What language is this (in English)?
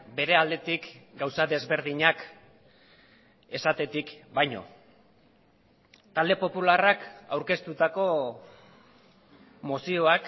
Basque